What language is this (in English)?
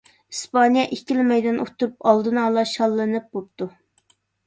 Uyghur